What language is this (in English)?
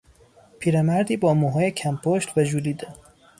Persian